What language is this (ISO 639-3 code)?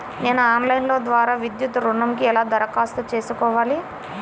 tel